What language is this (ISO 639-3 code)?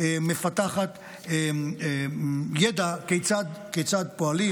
heb